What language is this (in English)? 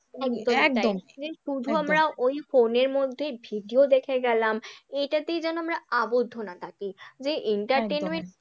Bangla